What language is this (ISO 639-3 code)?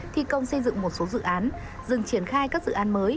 vie